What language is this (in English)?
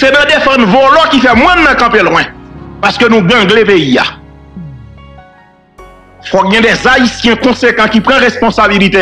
French